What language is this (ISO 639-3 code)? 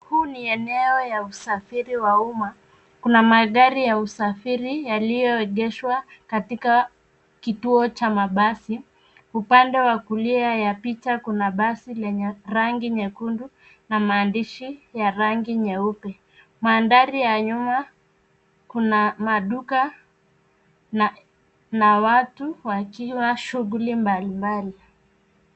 swa